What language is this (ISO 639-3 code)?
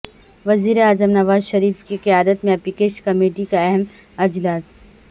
urd